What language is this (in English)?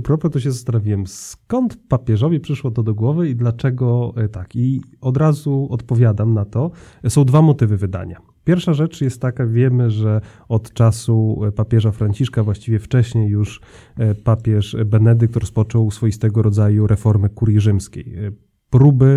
Polish